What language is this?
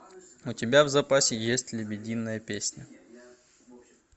Russian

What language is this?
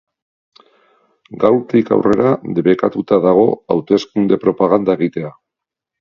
Basque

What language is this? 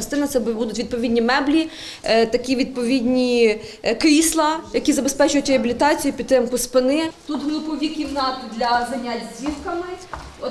Ukrainian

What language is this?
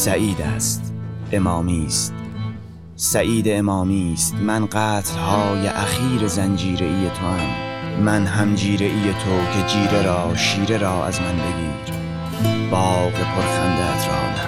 Persian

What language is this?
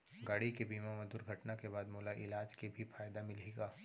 Chhattisgarhi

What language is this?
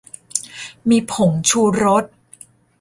Thai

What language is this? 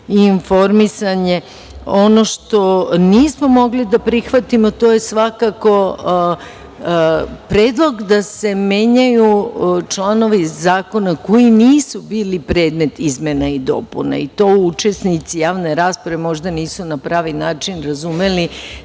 Serbian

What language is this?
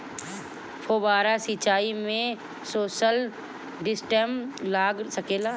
Bhojpuri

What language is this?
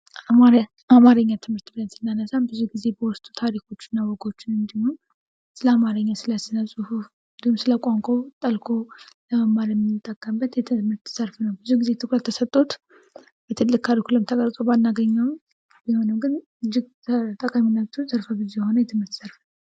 Amharic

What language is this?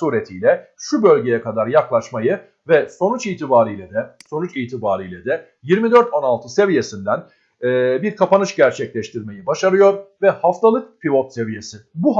Turkish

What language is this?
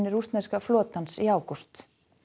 Icelandic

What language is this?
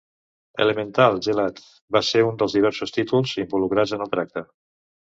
Catalan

